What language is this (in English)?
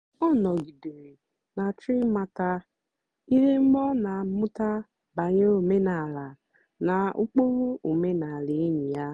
Igbo